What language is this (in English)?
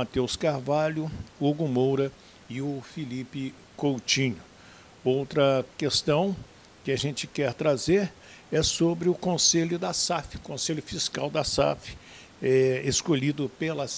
Portuguese